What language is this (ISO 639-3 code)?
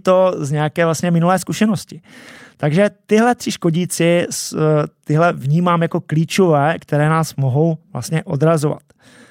ces